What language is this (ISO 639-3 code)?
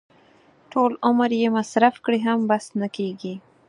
pus